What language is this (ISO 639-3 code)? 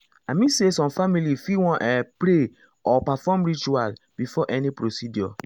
pcm